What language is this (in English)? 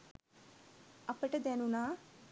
Sinhala